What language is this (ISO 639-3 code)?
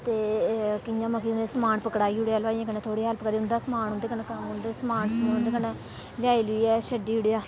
doi